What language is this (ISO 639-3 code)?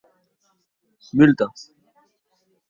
oci